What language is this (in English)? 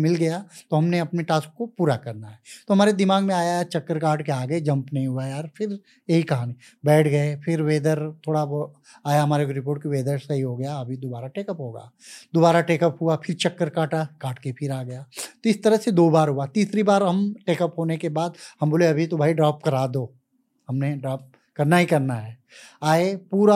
Hindi